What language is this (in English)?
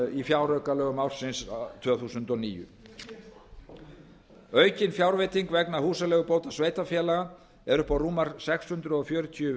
Icelandic